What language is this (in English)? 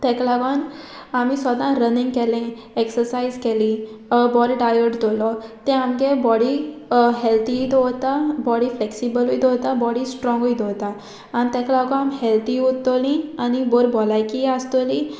Konkani